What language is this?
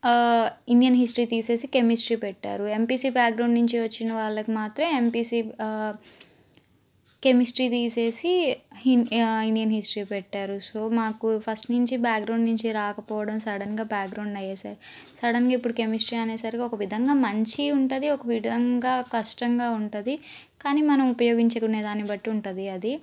Telugu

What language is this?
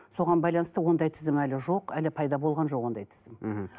Kazakh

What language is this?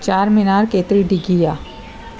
Sindhi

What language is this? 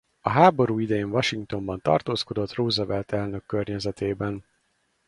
Hungarian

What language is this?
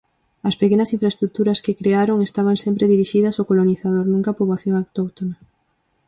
Galician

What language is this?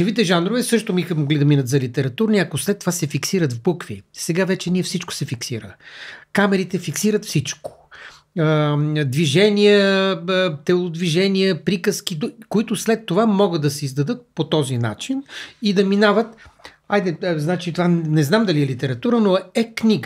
Bulgarian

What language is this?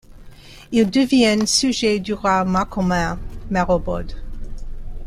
French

